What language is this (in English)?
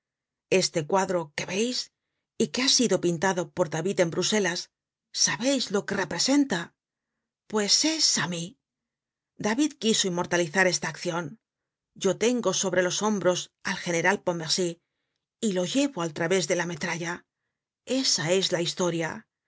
Spanish